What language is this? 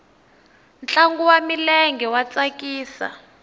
Tsonga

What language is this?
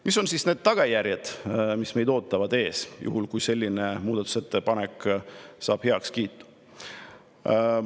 Estonian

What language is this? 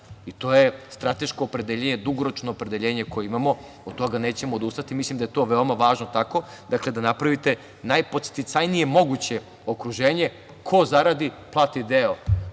Serbian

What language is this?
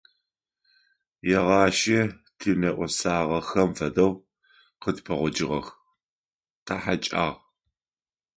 Adyghe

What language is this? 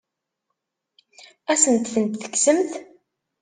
Kabyle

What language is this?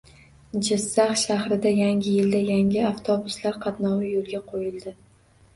Uzbek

